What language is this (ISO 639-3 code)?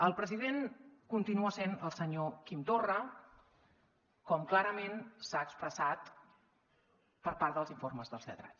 cat